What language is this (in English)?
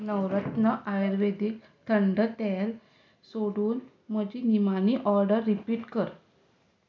Konkani